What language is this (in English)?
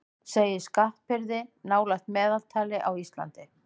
Icelandic